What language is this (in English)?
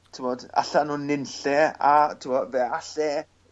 Welsh